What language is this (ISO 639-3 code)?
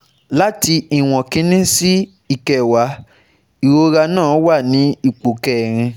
yor